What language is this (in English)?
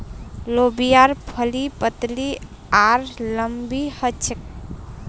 Magahi